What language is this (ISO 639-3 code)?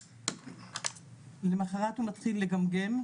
heb